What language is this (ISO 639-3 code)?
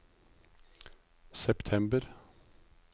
nor